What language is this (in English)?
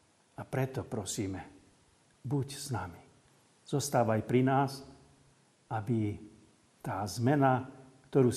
Slovak